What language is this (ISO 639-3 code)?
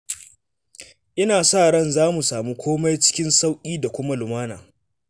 hau